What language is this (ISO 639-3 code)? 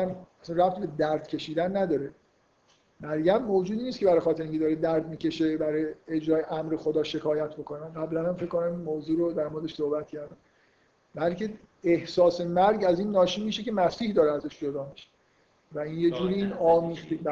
fas